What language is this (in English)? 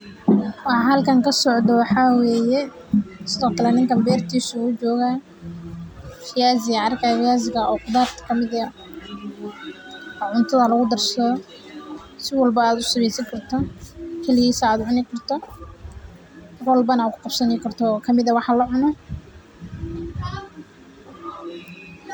Somali